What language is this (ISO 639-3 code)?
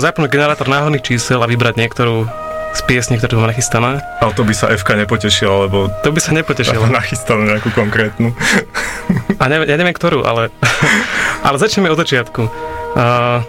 slk